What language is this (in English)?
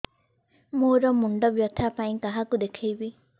Odia